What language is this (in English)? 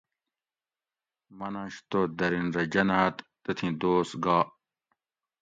Gawri